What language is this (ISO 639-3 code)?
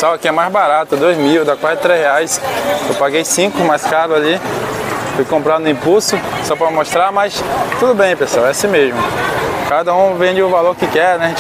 por